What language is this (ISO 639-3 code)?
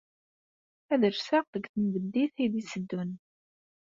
kab